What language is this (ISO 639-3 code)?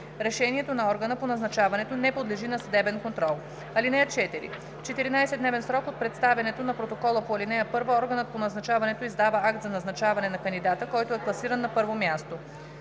bul